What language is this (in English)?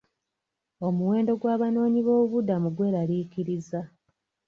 Ganda